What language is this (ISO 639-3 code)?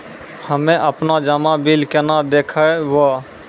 mai